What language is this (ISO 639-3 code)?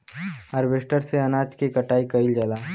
bho